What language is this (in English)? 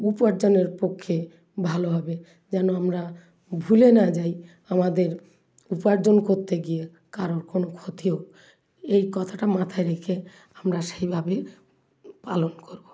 Bangla